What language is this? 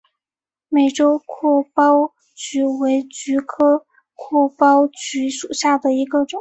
Chinese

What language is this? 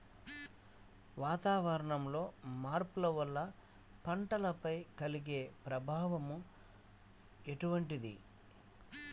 Telugu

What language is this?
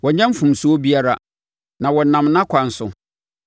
Akan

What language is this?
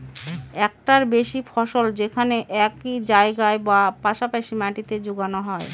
Bangla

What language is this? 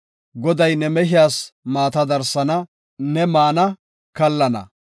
Gofa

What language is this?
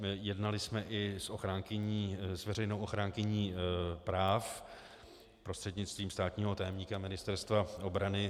Czech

